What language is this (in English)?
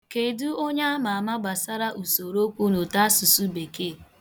Igbo